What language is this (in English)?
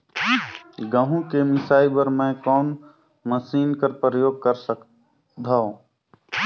Chhattisgarhi